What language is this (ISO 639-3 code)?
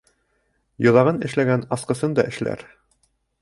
bak